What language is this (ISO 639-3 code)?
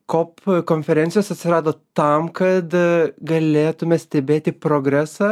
lit